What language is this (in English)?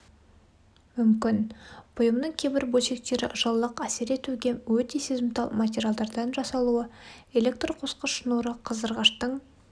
Kazakh